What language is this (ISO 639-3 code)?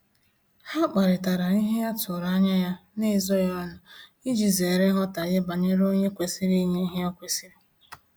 ibo